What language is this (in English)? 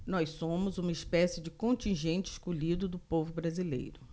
Portuguese